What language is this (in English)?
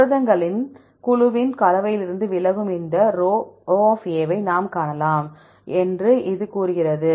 Tamil